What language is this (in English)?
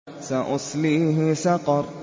Arabic